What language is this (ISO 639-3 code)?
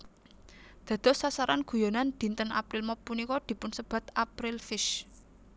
jav